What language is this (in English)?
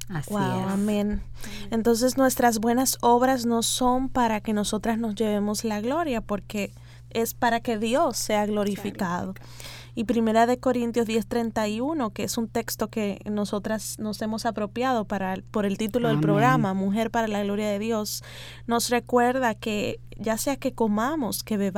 Spanish